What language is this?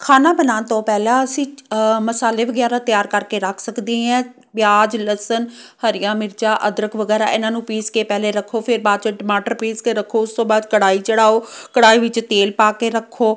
Punjabi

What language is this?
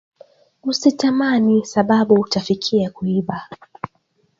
Swahili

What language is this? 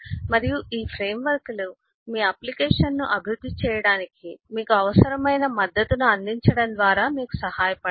Telugu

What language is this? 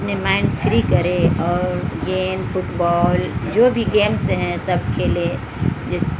Urdu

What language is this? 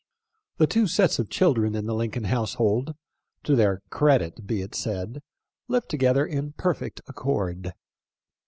English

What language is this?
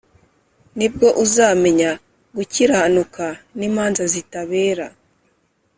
Kinyarwanda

